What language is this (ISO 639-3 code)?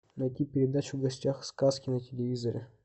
rus